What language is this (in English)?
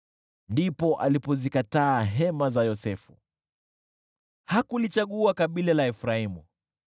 Swahili